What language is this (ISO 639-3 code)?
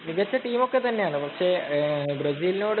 mal